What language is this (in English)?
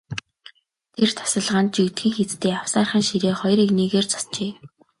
Mongolian